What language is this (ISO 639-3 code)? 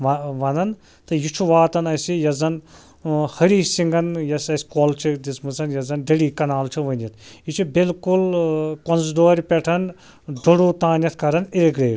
kas